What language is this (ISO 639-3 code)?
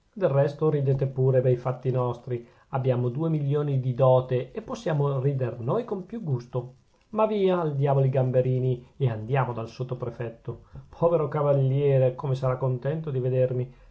ita